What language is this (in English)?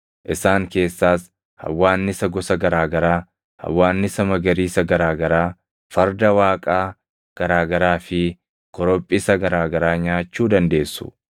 Oromo